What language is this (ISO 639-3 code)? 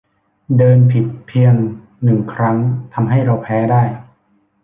tha